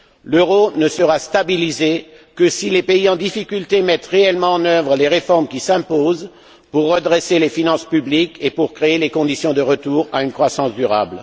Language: French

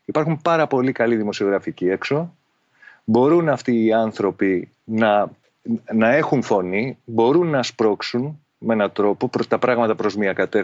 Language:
Greek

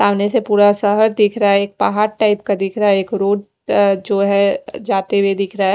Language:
Hindi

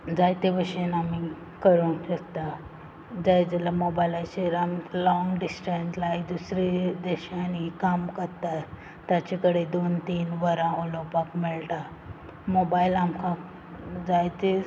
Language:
Konkani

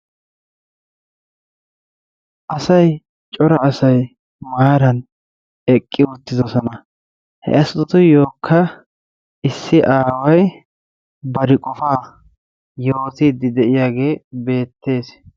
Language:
Wolaytta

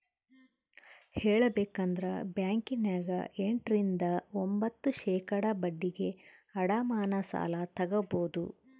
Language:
Kannada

